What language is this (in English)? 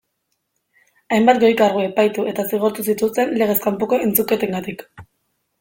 Basque